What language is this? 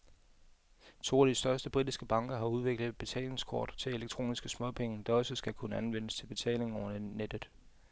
Danish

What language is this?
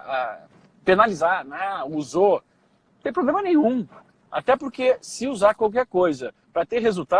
Portuguese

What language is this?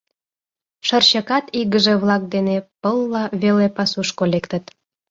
Mari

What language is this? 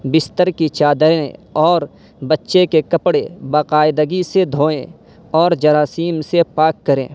Urdu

